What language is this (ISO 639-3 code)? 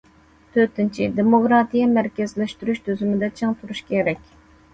uig